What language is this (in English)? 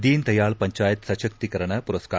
Kannada